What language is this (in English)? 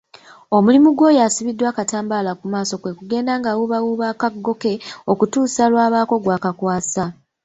Ganda